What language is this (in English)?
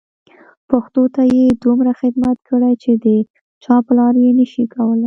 Pashto